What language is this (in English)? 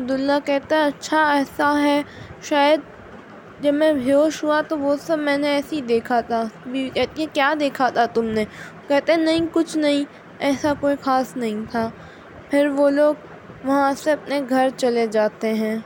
Urdu